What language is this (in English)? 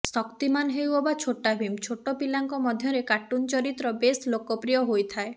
Odia